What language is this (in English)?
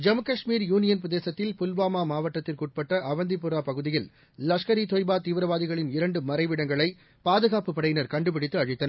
Tamil